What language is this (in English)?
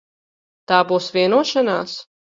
Latvian